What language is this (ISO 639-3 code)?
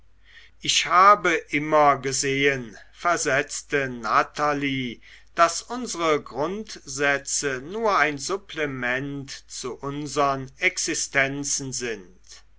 deu